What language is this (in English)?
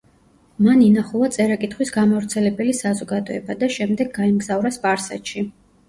Georgian